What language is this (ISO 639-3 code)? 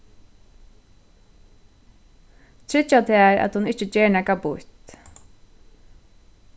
fao